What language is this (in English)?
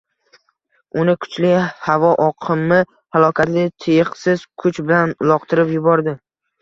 Uzbek